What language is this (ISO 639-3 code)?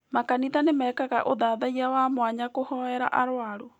kik